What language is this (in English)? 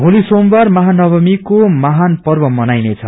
Nepali